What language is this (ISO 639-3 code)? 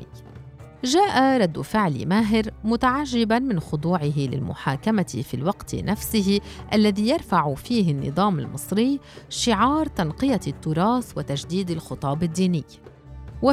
ara